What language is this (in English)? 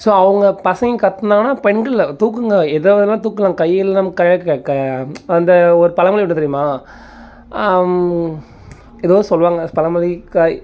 Tamil